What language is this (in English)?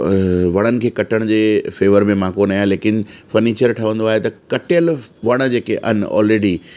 Sindhi